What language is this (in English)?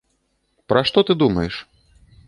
Belarusian